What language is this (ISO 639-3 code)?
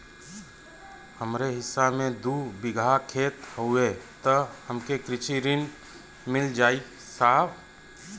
bho